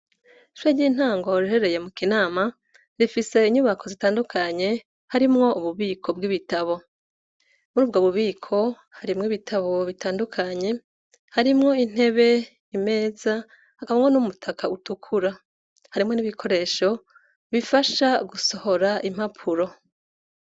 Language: Rundi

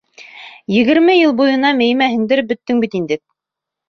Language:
Bashkir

